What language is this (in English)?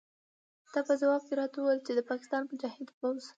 Pashto